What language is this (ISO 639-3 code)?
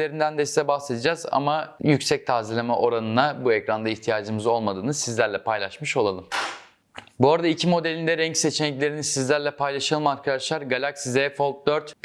tur